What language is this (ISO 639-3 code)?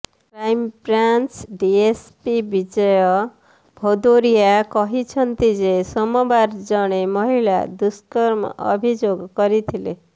ori